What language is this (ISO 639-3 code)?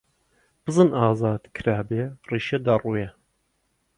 ckb